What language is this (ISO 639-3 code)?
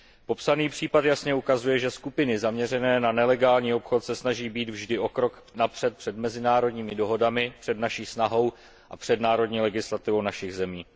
ces